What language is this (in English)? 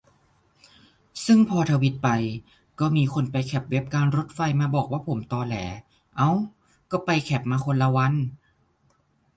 Thai